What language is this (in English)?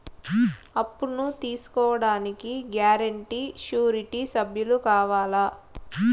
Telugu